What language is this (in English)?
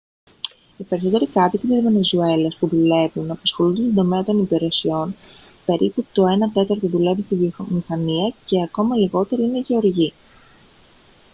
Greek